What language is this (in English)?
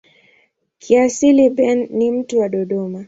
Swahili